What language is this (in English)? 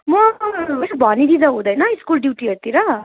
Nepali